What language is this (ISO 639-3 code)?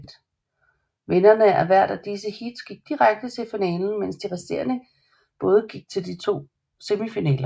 dan